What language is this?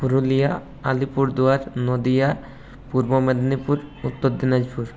Bangla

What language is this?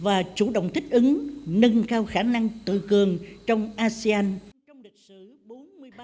Vietnamese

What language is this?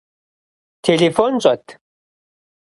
Kabardian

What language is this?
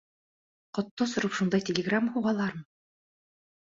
Bashkir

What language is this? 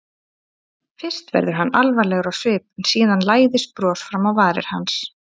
Icelandic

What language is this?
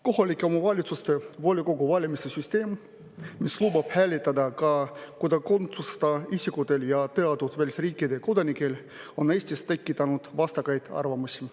Estonian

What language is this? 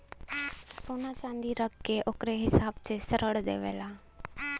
Bhojpuri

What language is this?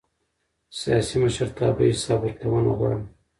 Pashto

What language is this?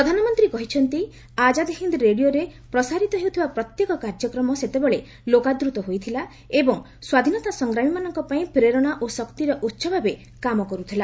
Odia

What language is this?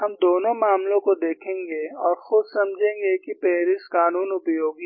Hindi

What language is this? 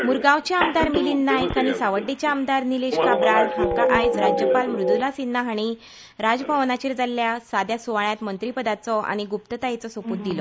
Konkani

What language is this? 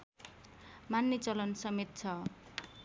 Nepali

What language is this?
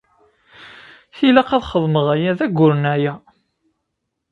Kabyle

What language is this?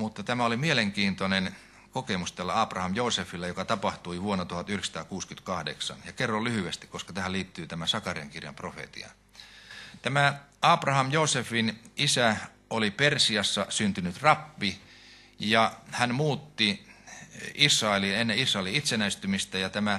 Finnish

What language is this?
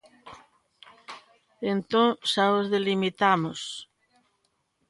Galician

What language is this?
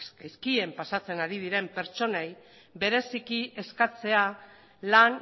Basque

